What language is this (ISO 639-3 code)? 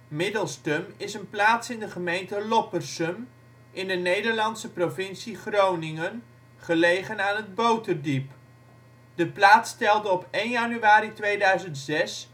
nld